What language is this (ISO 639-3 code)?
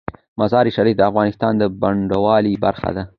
pus